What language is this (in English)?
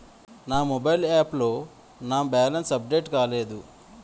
Telugu